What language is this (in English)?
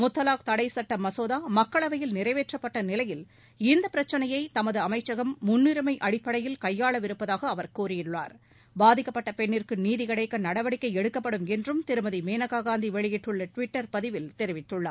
Tamil